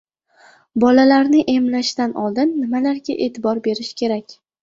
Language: Uzbek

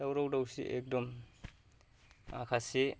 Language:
Bodo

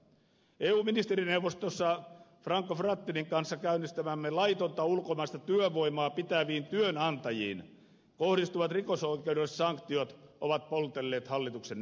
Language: Finnish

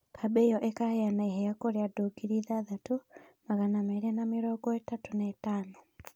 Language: Kikuyu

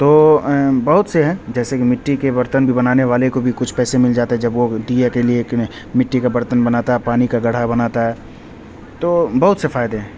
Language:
Urdu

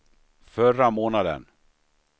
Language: Swedish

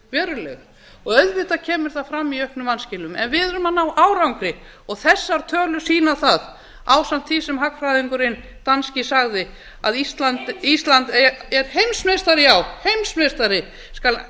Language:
Icelandic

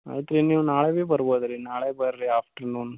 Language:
Kannada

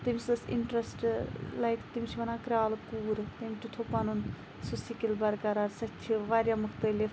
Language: Kashmiri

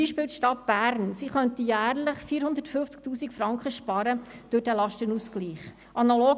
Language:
Swiss German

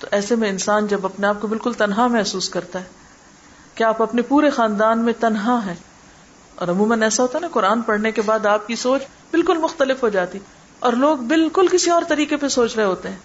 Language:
Urdu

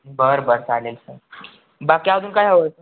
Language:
Marathi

